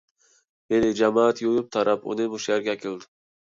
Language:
Uyghur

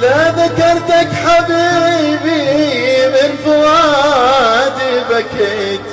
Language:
Arabic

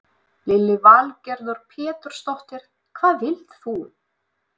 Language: Icelandic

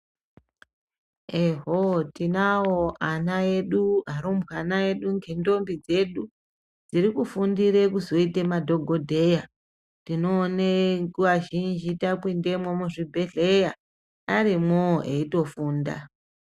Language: Ndau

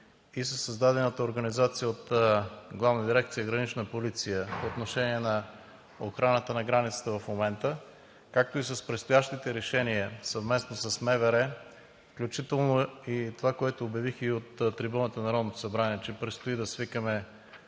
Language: Bulgarian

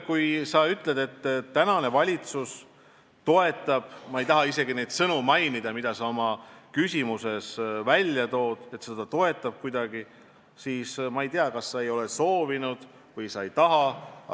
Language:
Estonian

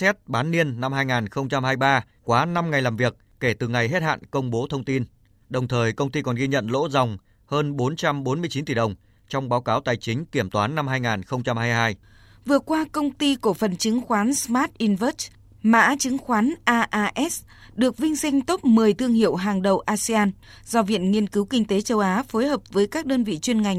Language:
Vietnamese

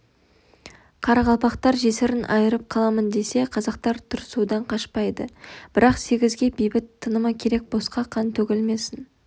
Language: Kazakh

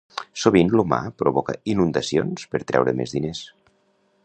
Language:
Catalan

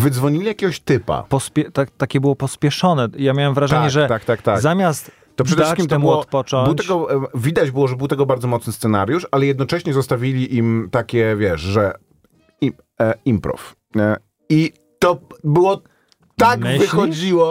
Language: Polish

